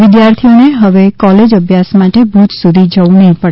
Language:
Gujarati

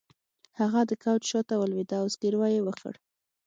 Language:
Pashto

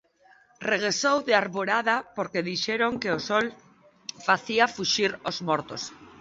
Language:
Galician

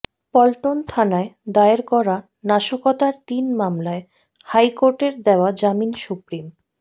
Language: Bangla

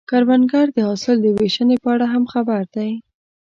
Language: Pashto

